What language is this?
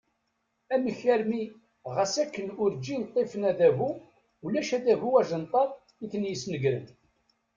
Kabyle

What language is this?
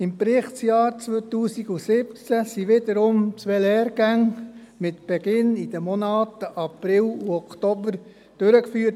Swiss German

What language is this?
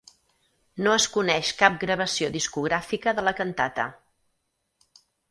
Catalan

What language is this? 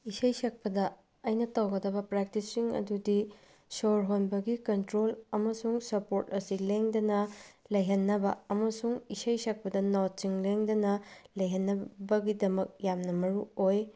Manipuri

